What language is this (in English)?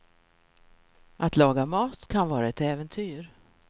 Swedish